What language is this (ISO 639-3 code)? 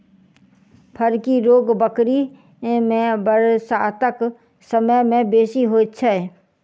mai